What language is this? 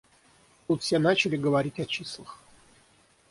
Russian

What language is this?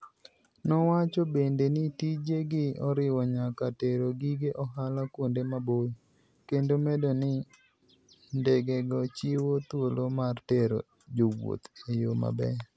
Luo (Kenya and Tanzania)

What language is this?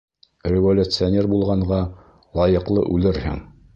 Bashkir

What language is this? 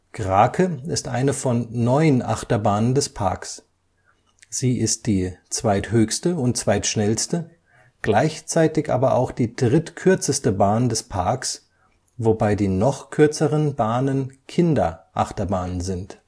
German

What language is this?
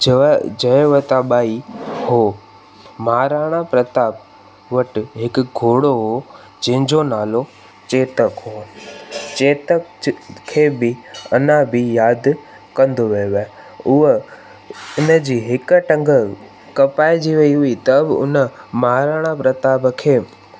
Sindhi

